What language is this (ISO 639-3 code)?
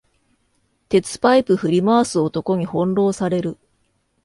jpn